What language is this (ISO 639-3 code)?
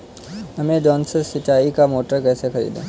hin